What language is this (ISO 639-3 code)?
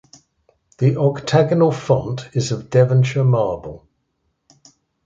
eng